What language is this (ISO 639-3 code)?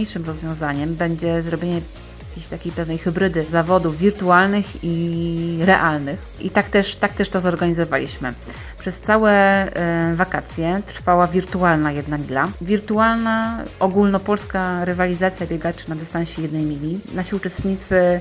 pol